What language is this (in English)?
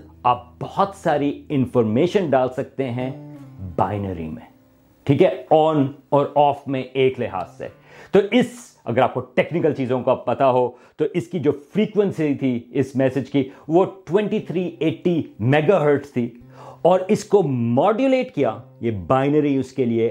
Urdu